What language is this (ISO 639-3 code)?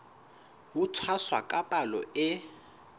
sot